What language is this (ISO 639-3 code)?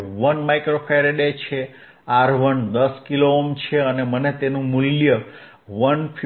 guj